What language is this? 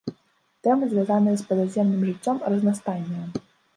Belarusian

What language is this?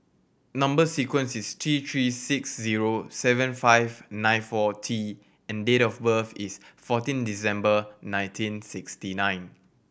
English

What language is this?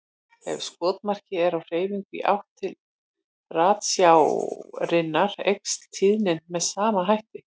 Icelandic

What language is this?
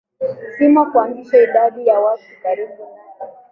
Swahili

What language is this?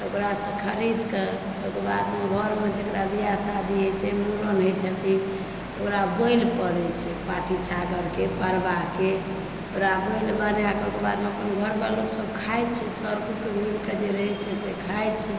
Maithili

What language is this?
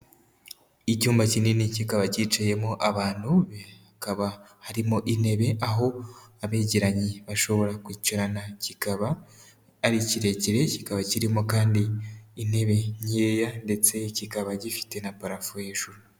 Kinyarwanda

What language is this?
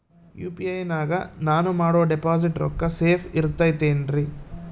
Kannada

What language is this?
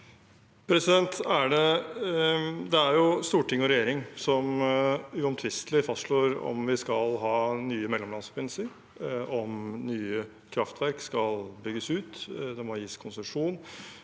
Norwegian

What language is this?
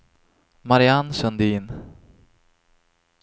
Swedish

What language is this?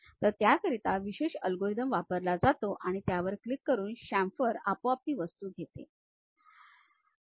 Marathi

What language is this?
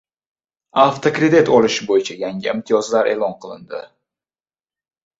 Uzbek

